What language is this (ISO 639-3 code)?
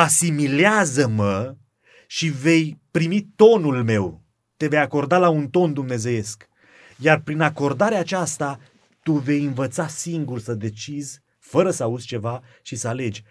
ron